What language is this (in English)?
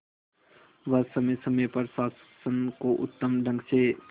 Hindi